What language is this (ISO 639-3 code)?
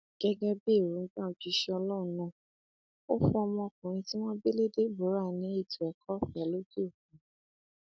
yor